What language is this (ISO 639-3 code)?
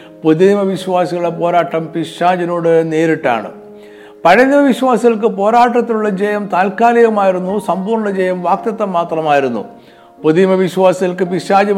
mal